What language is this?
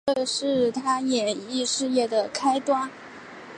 Chinese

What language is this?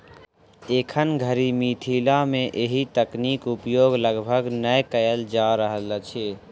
Maithili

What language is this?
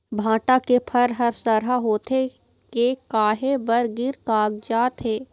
Chhattisgarhi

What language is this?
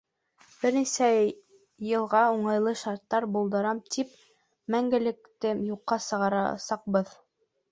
Bashkir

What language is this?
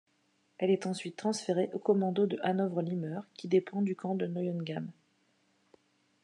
French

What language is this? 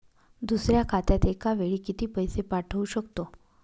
Marathi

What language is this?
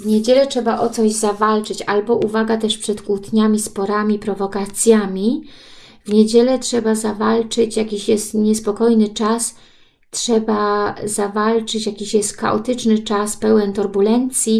Polish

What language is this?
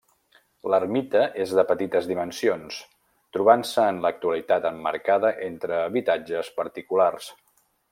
Catalan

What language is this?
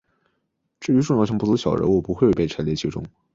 Chinese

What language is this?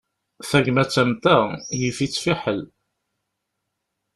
Kabyle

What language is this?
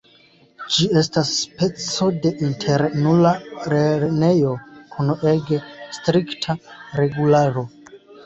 Esperanto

